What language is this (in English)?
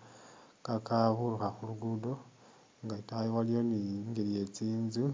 Masaaba